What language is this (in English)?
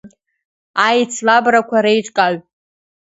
Abkhazian